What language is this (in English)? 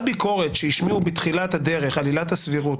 Hebrew